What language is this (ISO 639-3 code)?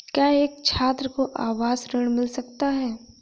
hin